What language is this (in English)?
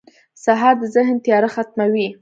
Pashto